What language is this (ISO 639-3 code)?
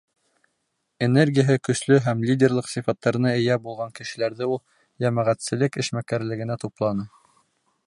bak